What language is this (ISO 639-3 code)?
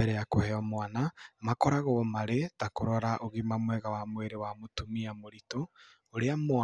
kik